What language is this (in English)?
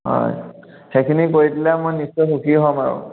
Assamese